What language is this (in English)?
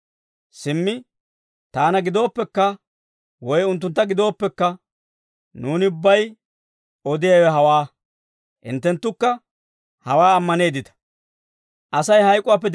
Dawro